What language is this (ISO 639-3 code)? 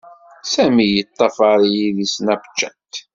kab